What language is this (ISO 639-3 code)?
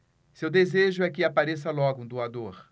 por